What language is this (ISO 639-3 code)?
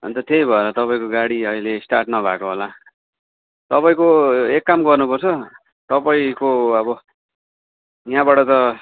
nep